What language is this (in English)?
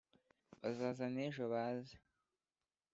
Kinyarwanda